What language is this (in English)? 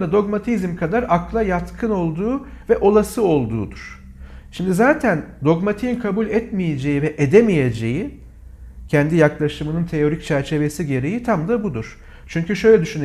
Turkish